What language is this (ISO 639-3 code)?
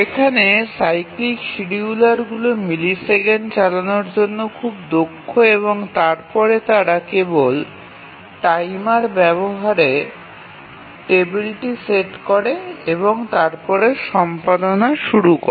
ben